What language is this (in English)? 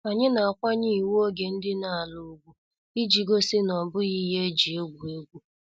Igbo